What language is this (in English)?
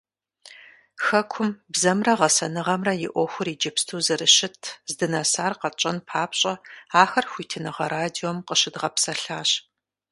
Kabardian